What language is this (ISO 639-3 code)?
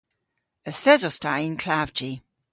cor